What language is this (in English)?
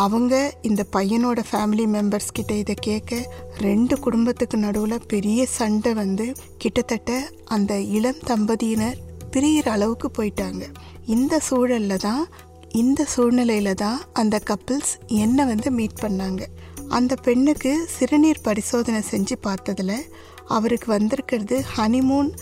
Tamil